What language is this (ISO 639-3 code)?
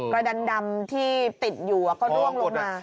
tha